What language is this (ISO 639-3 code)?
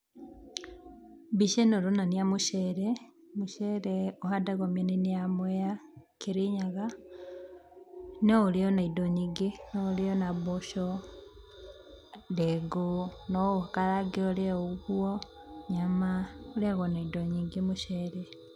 kik